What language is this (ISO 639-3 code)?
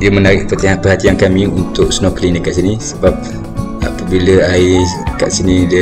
msa